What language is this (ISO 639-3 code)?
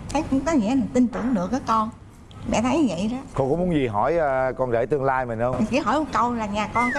vie